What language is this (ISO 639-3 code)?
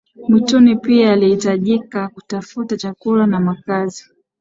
swa